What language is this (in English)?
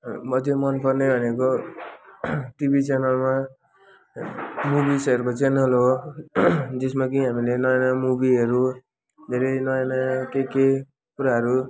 Nepali